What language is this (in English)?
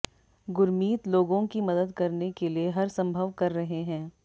Hindi